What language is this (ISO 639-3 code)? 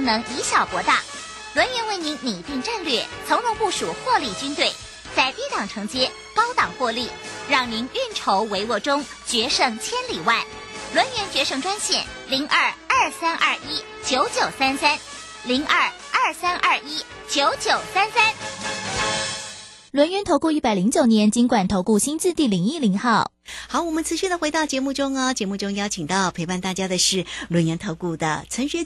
zho